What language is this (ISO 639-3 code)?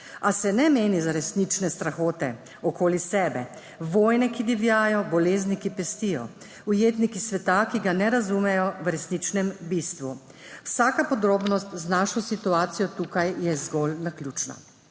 slv